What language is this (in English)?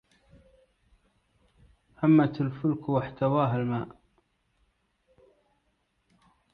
Arabic